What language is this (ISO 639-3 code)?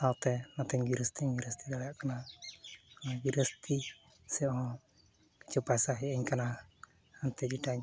sat